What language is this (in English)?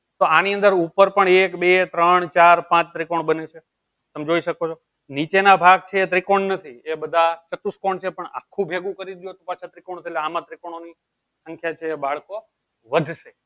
Gujarati